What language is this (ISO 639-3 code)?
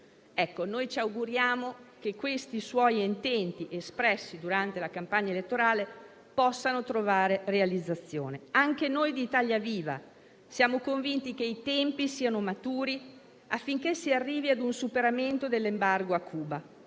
ita